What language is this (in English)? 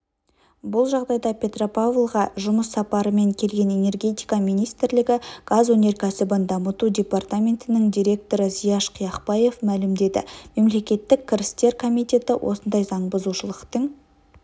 Kazakh